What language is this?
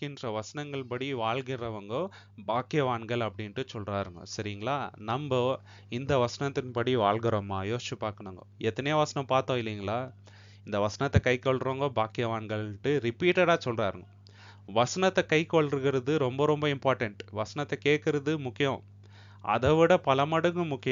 Tamil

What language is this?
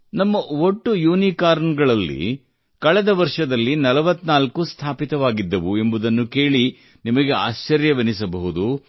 Kannada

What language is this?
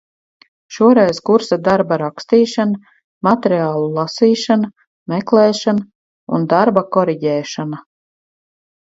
Latvian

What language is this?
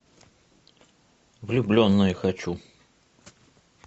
Russian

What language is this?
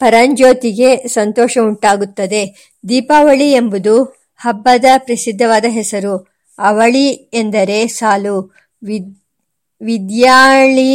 Kannada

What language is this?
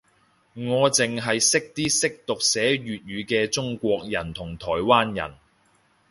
Cantonese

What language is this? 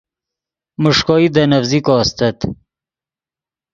Yidgha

